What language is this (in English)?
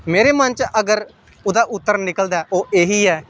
Dogri